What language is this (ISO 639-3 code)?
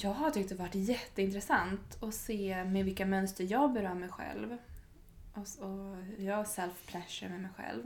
swe